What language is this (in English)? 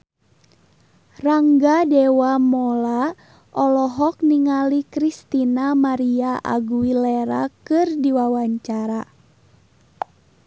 Sundanese